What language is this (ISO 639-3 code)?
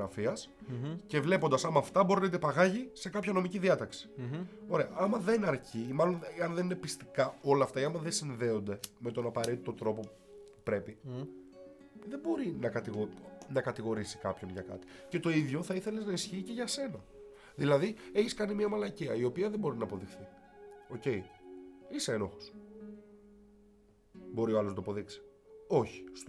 ell